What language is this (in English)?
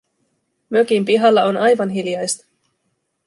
Finnish